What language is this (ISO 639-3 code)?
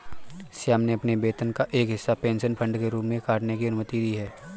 hin